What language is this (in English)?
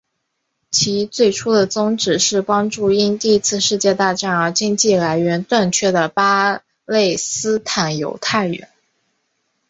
Chinese